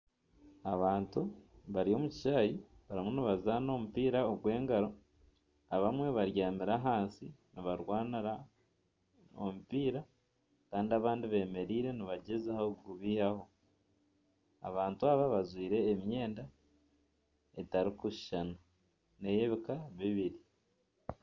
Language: Nyankole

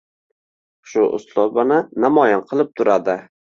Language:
Uzbek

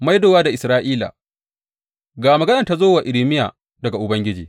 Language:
Hausa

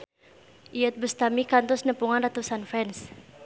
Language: Sundanese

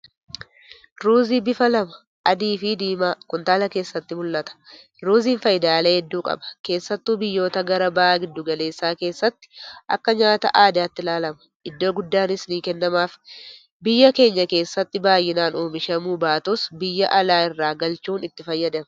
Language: Oromo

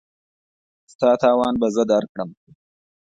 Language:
Pashto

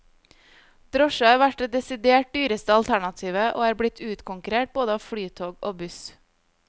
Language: Norwegian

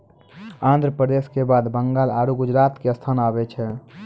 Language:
Maithili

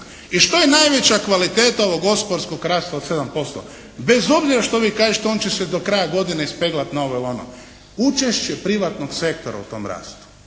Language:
Croatian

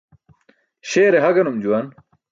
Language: Burushaski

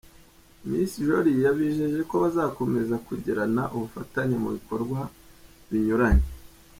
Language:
Kinyarwanda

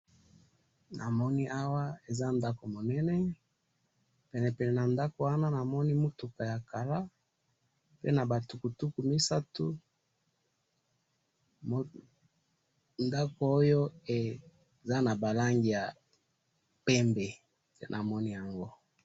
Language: Lingala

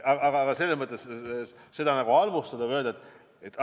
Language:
Estonian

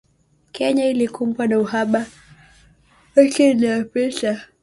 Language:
Swahili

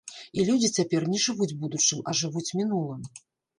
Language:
Belarusian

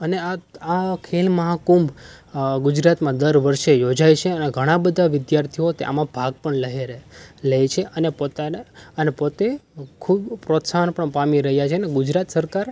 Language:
Gujarati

